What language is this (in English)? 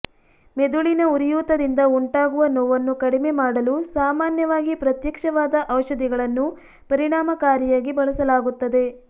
Kannada